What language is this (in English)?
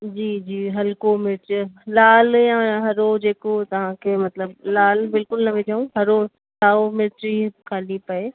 Sindhi